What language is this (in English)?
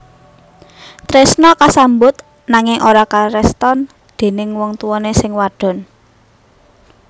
Javanese